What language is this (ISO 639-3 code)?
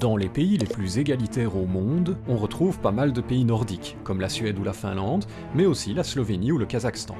fra